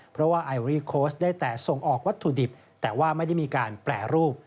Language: Thai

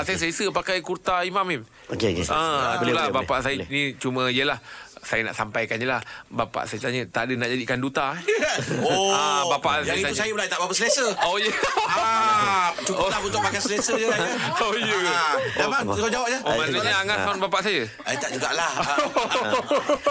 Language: Malay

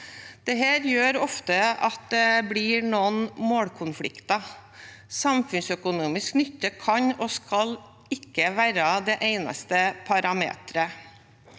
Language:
Norwegian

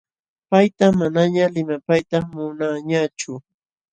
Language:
Jauja Wanca Quechua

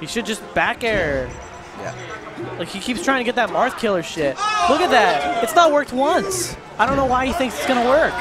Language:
English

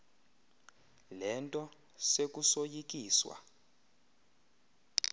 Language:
Xhosa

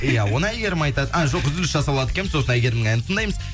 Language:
Kazakh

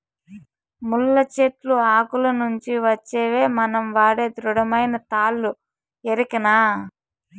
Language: Telugu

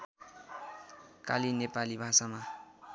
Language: Nepali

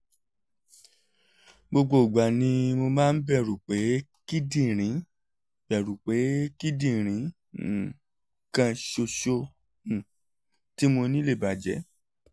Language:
Yoruba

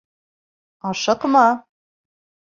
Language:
Bashkir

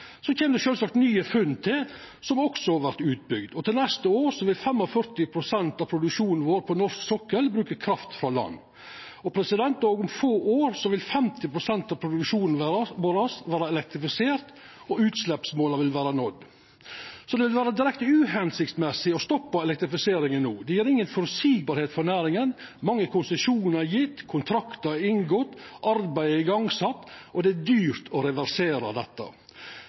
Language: Norwegian Nynorsk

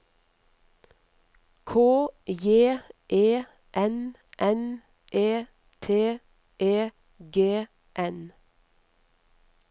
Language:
Norwegian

